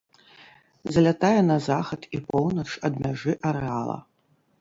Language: Belarusian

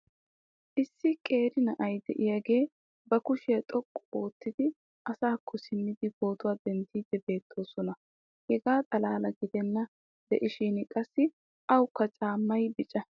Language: Wolaytta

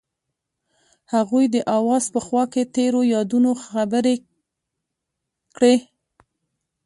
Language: Pashto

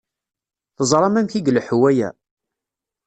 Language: Kabyle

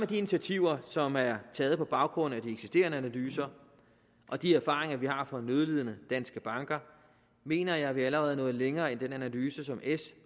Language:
Danish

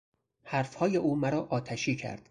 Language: Persian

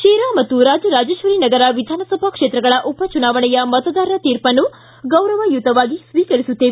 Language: Kannada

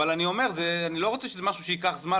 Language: Hebrew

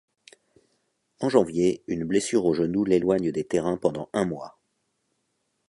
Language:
French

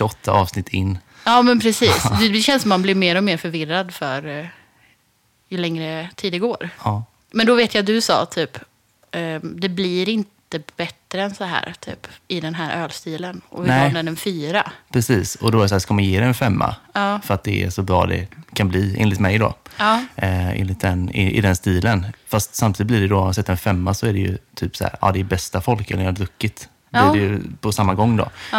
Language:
Swedish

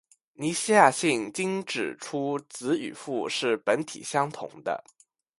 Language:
Chinese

